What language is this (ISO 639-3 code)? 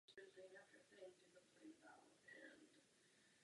ces